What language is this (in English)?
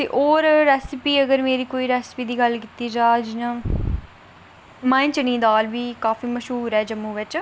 Dogri